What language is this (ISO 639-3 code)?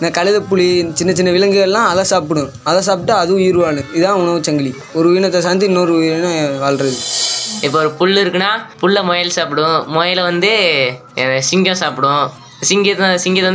tam